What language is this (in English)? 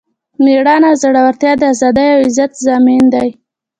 Pashto